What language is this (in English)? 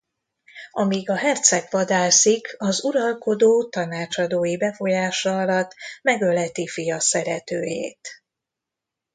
Hungarian